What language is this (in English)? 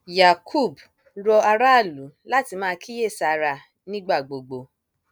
Yoruba